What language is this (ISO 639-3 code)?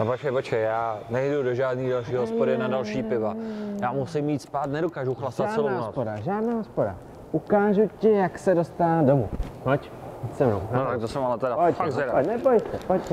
ces